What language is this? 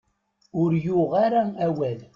Kabyle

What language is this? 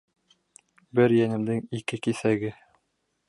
Bashkir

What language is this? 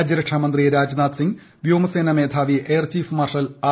Malayalam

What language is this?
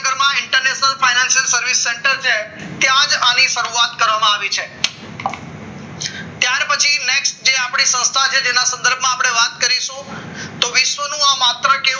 Gujarati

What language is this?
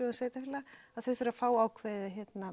Icelandic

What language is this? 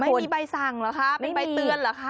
Thai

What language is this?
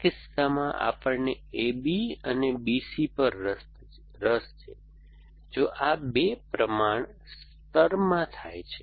Gujarati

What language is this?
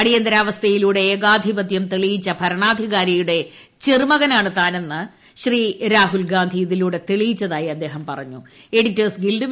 Malayalam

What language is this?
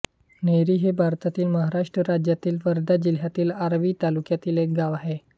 Marathi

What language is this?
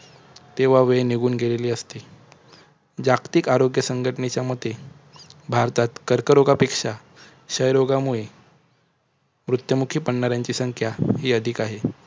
Marathi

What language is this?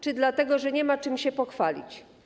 Polish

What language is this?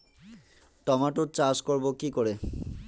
Bangla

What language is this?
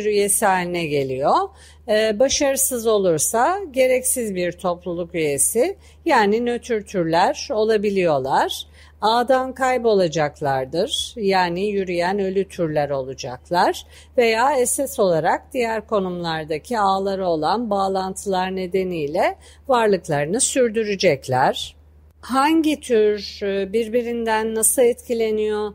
Turkish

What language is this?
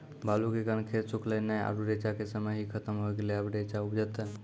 Maithili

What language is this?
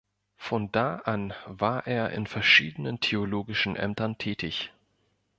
German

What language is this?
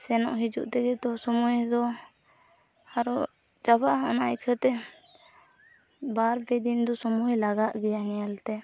Santali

